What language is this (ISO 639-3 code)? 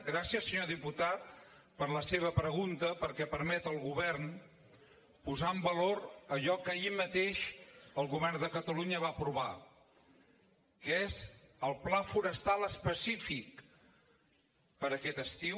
cat